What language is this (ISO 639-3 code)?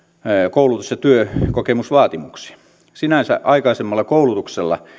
fin